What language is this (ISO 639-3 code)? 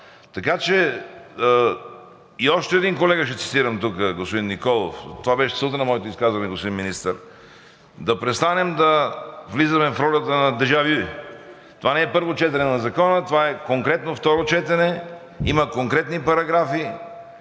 bul